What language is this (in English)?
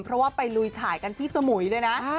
Thai